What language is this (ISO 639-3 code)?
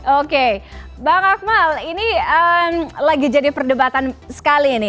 ind